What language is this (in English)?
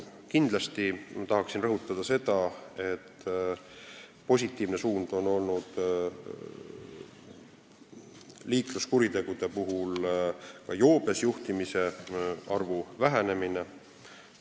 Estonian